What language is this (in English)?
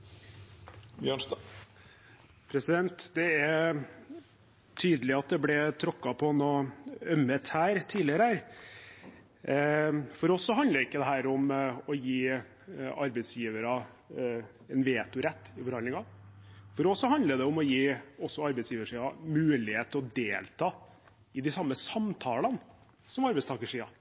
Norwegian